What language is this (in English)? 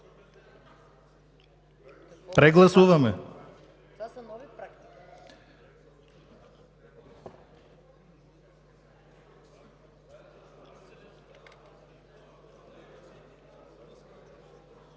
Bulgarian